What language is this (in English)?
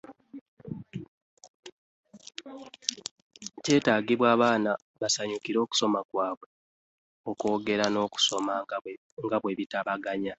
Ganda